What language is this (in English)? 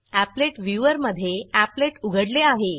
Marathi